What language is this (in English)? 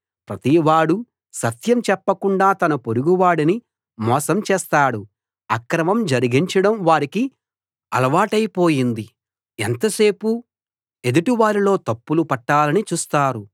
Telugu